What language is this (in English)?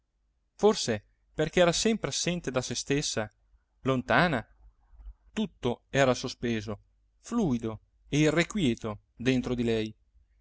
Italian